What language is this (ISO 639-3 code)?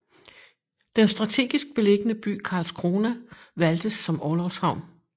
dan